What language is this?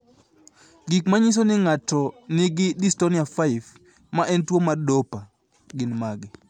Luo (Kenya and Tanzania)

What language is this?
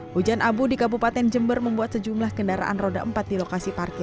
Indonesian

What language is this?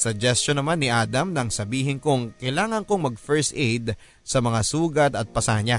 Filipino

